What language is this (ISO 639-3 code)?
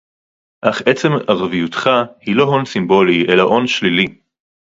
heb